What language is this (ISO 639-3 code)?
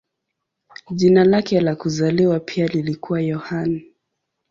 swa